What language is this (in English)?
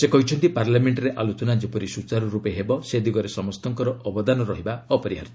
Odia